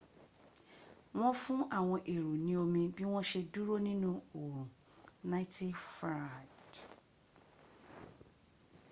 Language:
Yoruba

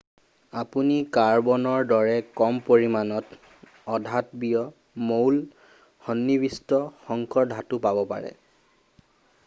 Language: Assamese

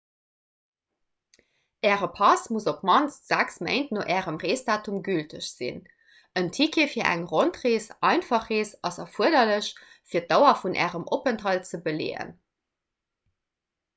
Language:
Luxembourgish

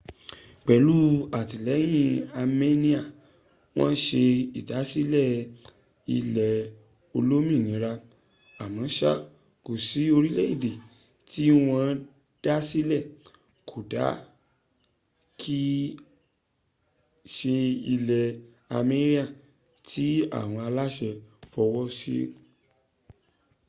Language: Yoruba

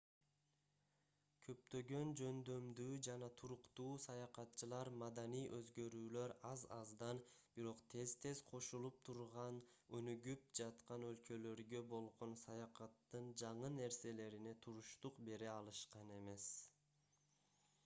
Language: Kyrgyz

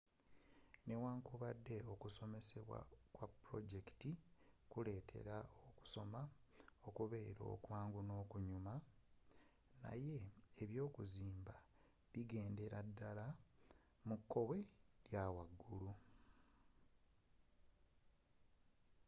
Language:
Ganda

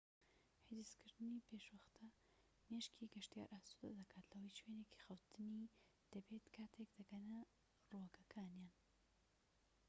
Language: Central Kurdish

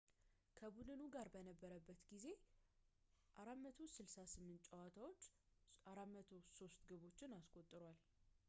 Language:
Amharic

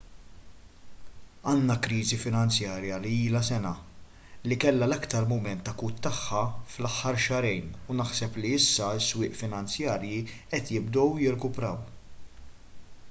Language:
Maltese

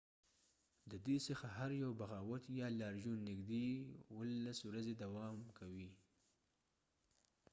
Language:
Pashto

